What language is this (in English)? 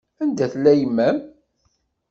Kabyle